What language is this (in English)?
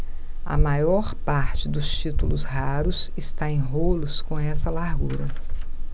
Portuguese